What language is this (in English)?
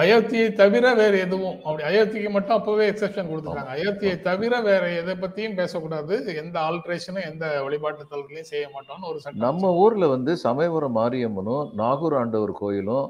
Tamil